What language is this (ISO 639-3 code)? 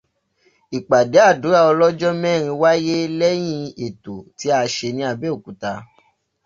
yor